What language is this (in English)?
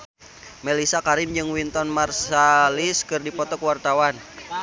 Sundanese